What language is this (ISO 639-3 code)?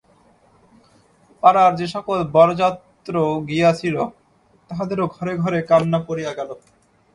ben